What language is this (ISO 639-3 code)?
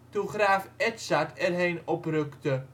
nld